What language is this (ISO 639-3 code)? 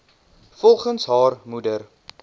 afr